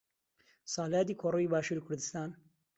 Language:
Central Kurdish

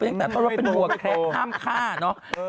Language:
Thai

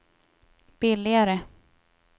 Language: Swedish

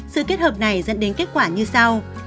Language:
Vietnamese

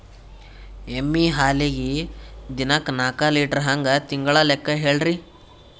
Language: Kannada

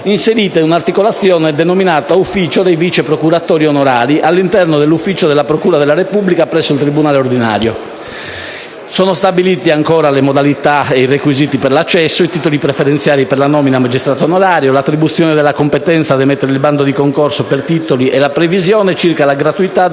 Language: Italian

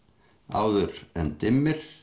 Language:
Icelandic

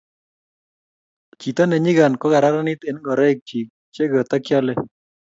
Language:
Kalenjin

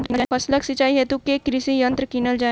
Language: Maithili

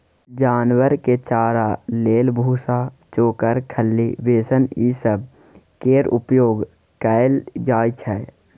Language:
Maithili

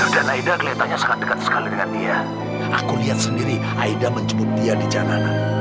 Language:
Indonesian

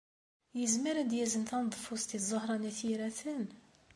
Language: Kabyle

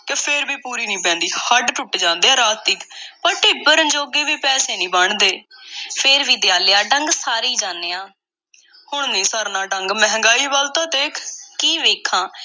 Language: Punjabi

